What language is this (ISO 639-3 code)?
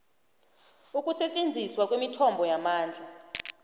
nbl